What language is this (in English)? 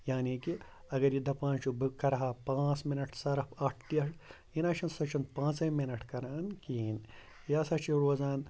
Kashmiri